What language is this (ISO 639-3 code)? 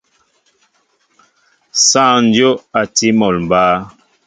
mbo